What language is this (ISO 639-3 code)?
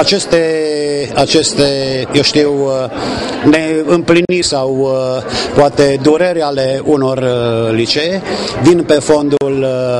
ron